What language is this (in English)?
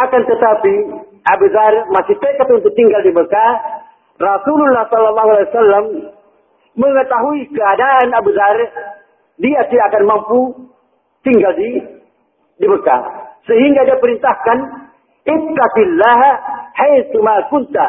Malay